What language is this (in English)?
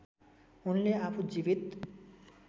Nepali